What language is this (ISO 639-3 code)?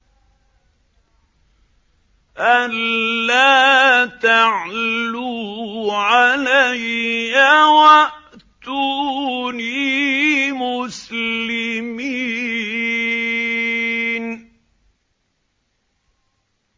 ara